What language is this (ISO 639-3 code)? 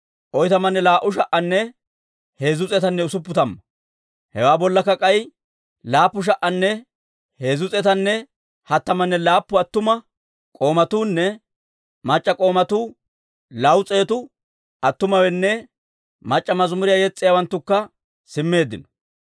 dwr